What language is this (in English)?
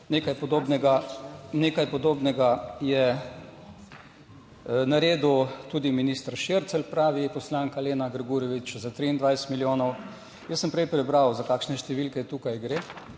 Slovenian